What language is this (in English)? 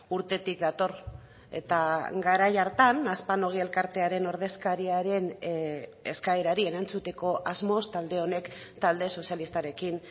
Basque